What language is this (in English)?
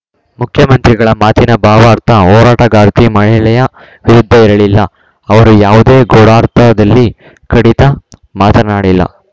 Kannada